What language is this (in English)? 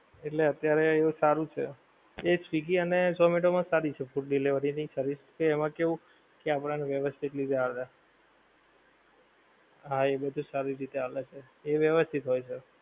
Gujarati